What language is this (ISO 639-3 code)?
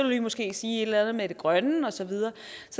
dan